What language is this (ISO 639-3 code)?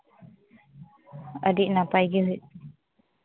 sat